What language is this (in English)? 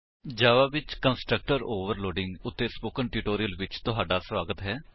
Punjabi